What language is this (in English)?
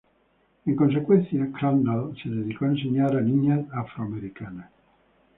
Spanish